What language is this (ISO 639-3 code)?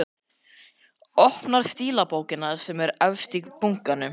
isl